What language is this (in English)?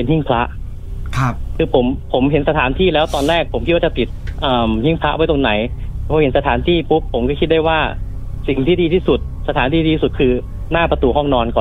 Thai